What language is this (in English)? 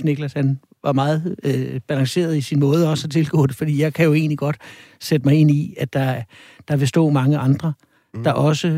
Danish